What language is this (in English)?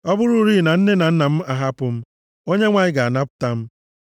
Igbo